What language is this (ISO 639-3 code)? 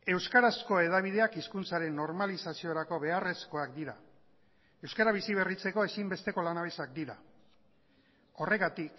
eus